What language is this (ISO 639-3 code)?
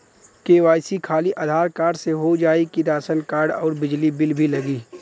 bho